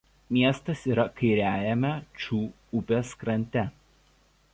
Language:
Lithuanian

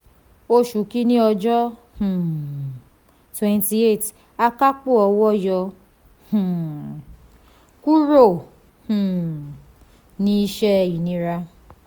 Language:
Yoruba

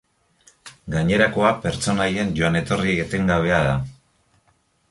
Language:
Basque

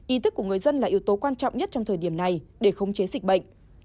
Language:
Vietnamese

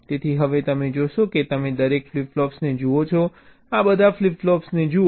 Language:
Gujarati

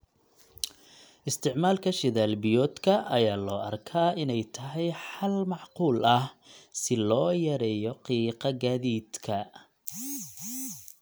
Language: Somali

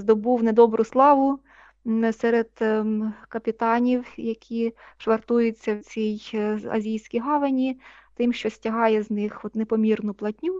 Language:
Ukrainian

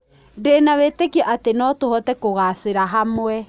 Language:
Kikuyu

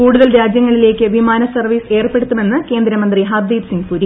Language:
Malayalam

